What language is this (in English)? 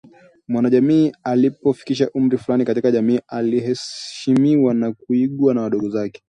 Swahili